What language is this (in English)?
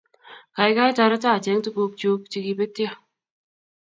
Kalenjin